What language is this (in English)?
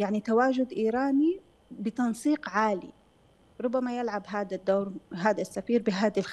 Arabic